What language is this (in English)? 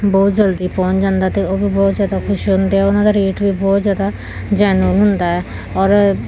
Punjabi